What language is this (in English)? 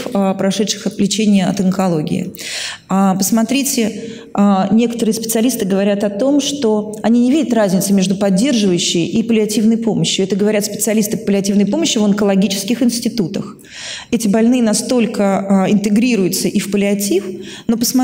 Russian